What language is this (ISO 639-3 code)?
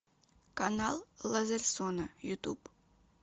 rus